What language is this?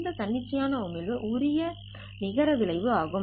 Tamil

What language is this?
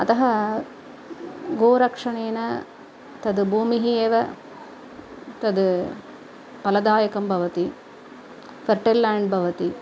Sanskrit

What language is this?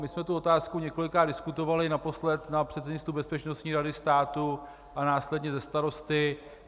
Czech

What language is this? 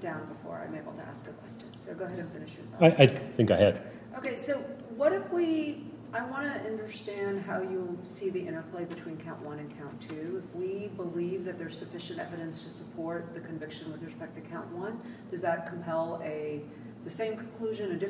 English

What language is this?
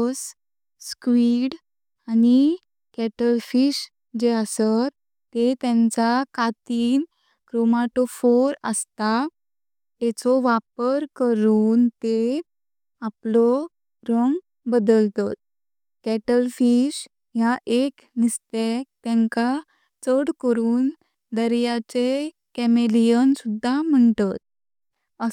Konkani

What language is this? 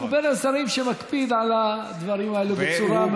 Hebrew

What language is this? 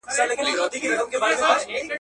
Pashto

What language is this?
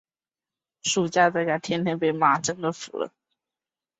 Chinese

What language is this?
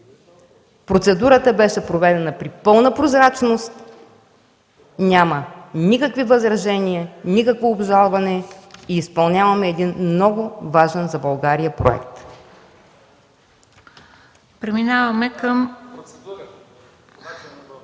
Bulgarian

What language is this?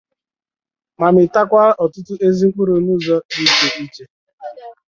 Igbo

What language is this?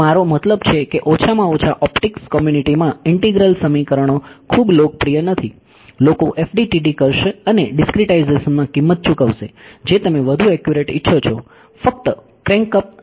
Gujarati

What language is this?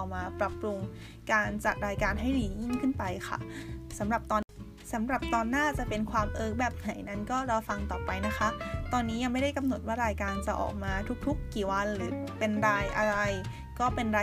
Thai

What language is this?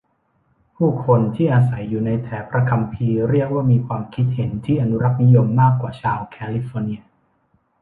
Thai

